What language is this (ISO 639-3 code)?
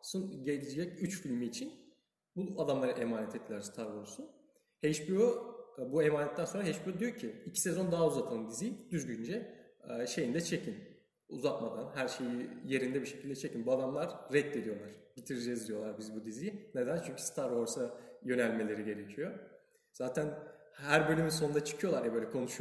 tur